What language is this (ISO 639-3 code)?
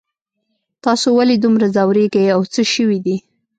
pus